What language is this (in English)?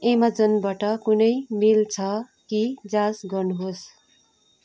Nepali